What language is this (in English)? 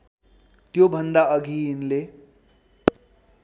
Nepali